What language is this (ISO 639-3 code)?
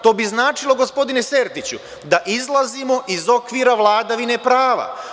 srp